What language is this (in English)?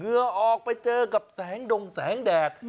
Thai